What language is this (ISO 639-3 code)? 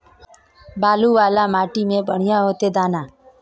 mag